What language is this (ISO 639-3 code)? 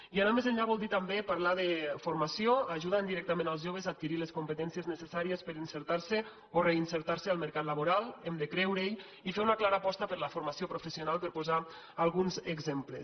cat